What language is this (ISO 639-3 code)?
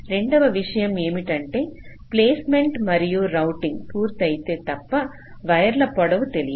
tel